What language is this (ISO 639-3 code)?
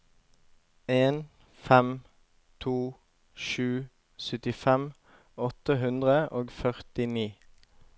nor